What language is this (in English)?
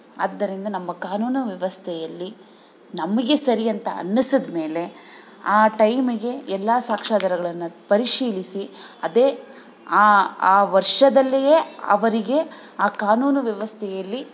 Kannada